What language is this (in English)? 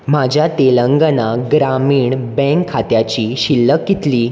Konkani